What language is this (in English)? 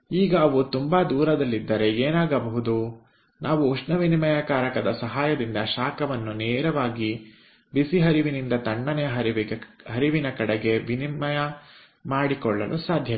Kannada